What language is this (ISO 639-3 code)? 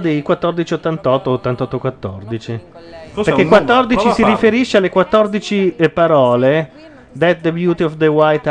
ita